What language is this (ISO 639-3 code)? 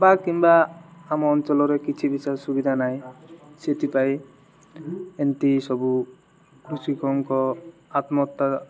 ori